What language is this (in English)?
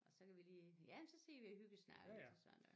Danish